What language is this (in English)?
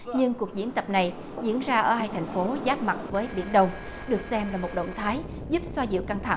Vietnamese